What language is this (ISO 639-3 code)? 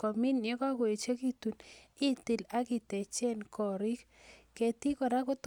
kln